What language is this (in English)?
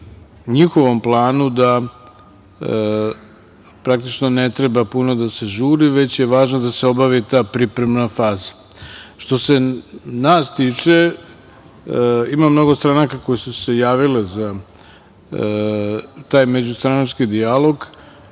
Serbian